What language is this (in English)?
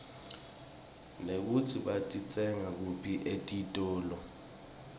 Swati